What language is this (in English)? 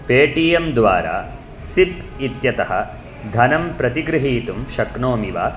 Sanskrit